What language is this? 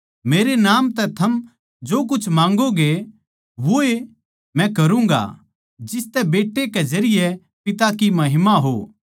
Haryanvi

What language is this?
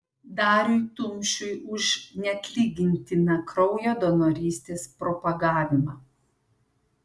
Lithuanian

